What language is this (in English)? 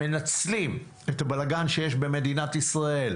Hebrew